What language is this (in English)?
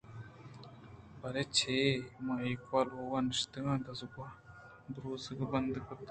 Eastern Balochi